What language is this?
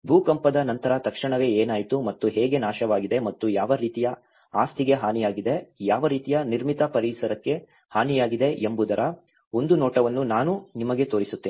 Kannada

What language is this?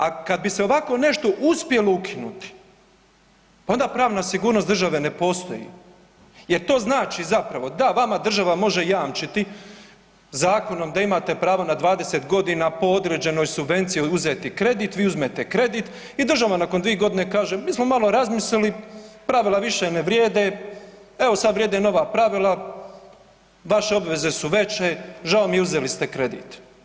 Croatian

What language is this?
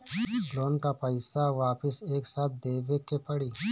Bhojpuri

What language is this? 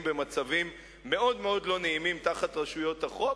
Hebrew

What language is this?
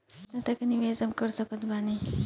Bhojpuri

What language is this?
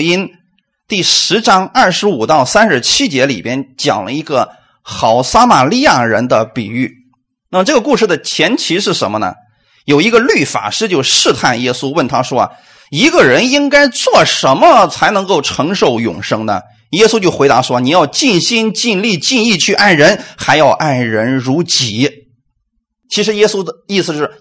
Chinese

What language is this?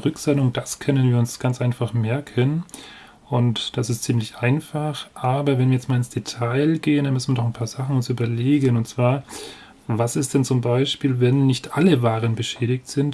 German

